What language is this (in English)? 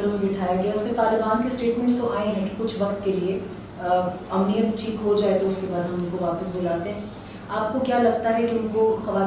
Romanian